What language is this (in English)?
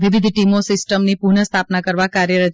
Gujarati